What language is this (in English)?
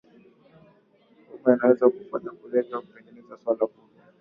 Swahili